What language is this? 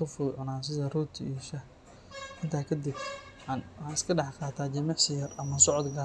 Somali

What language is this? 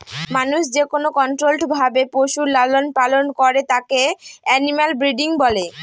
Bangla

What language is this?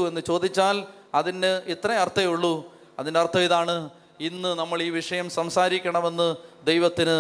Malayalam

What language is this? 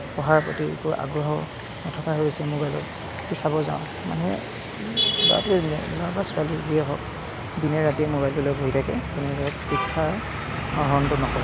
Assamese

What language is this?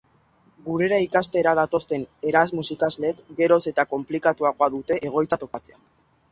Basque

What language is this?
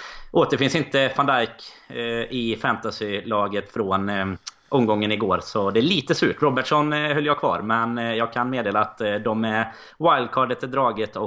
Swedish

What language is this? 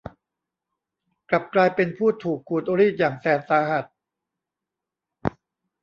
Thai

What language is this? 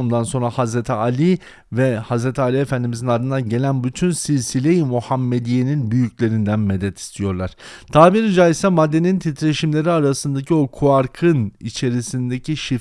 Turkish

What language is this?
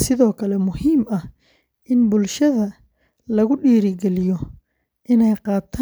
Somali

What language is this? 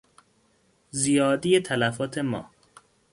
Persian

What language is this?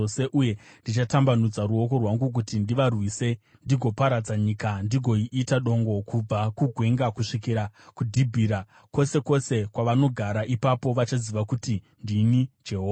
Shona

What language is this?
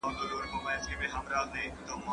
Pashto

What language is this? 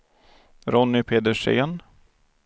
Swedish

